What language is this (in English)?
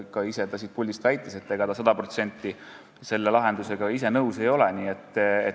Estonian